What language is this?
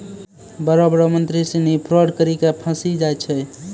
Maithili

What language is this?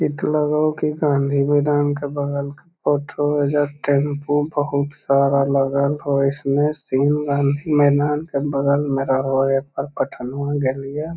Magahi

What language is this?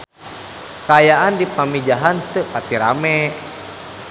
Sundanese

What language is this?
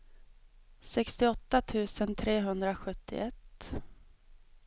Swedish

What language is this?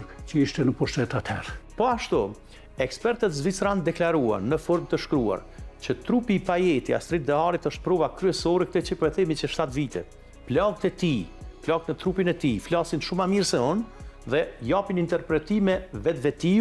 Romanian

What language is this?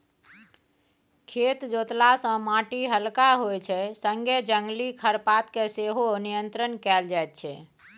Maithili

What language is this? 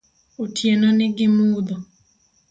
Luo (Kenya and Tanzania)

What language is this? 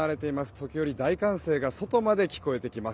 Japanese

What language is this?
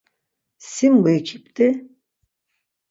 Laz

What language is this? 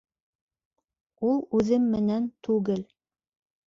Bashkir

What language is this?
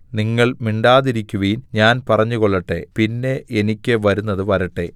Malayalam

